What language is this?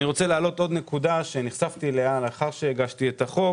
Hebrew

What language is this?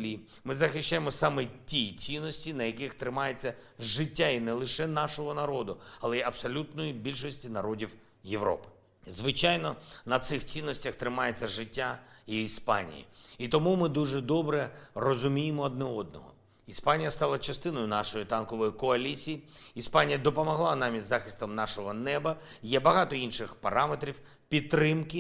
Ukrainian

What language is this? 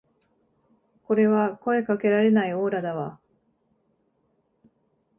Japanese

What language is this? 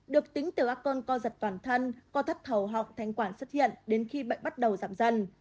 Vietnamese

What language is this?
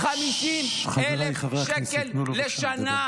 Hebrew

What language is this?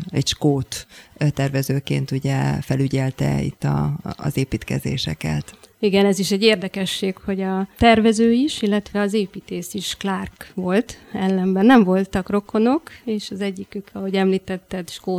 Hungarian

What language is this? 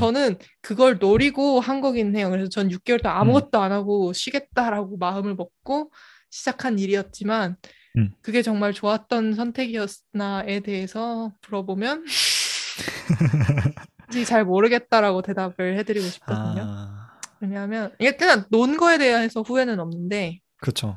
Korean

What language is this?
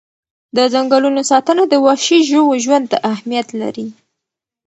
Pashto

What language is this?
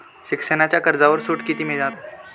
Marathi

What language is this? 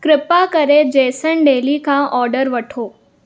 Sindhi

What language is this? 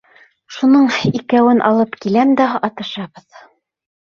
Bashkir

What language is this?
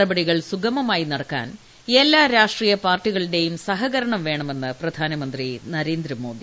Malayalam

